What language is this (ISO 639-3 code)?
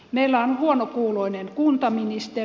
fin